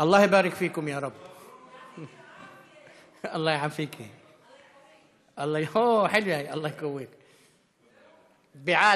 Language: Hebrew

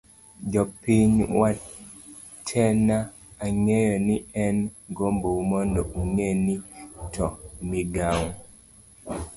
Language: Luo (Kenya and Tanzania)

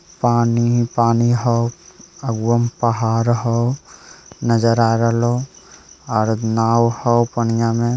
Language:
Magahi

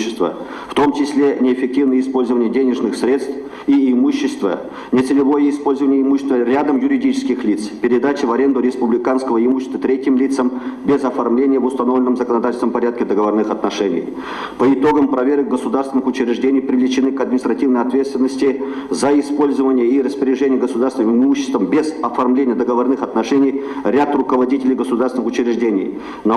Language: Russian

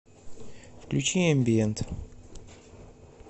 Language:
Russian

